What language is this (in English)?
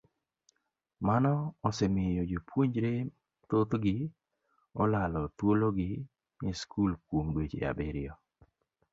Luo (Kenya and Tanzania)